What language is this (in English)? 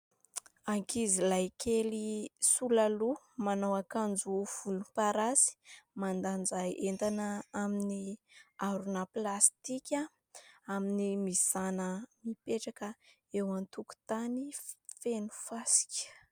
Malagasy